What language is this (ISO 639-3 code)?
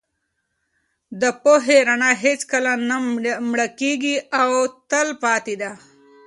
pus